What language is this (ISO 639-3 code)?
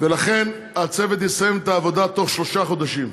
heb